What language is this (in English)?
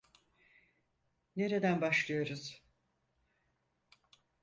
Turkish